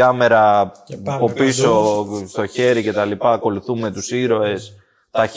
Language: Greek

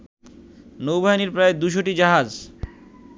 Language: Bangla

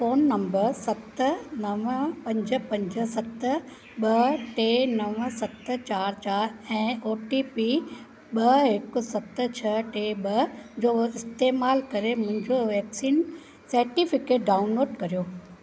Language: Sindhi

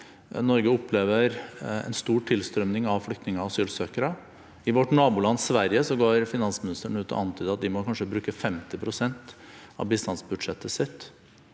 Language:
Norwegian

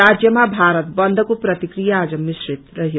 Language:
Nepali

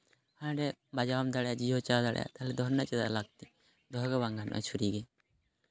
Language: Santali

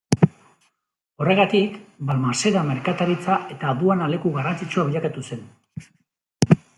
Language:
Basque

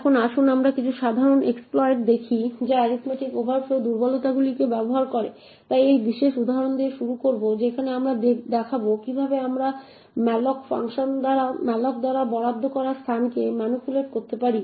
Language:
Bangla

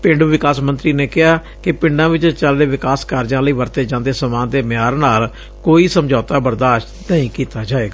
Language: Punjabi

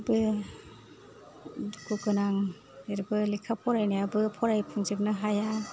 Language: Bodo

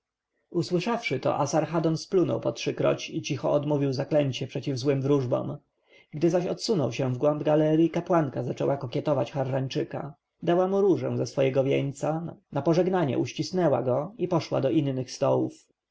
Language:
Polish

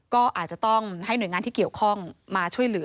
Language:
Thai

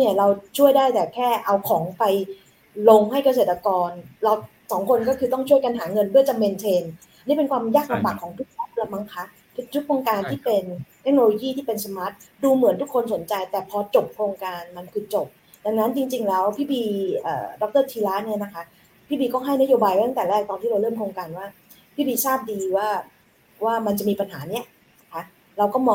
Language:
Thai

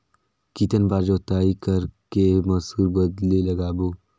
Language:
Chhattisgarhi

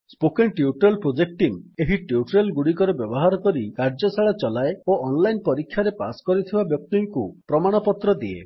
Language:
Odia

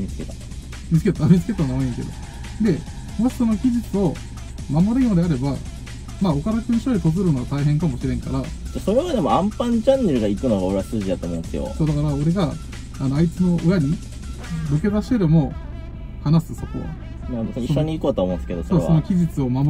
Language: Japanese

